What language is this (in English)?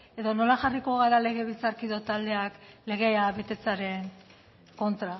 Basque